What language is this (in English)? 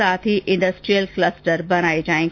Hindi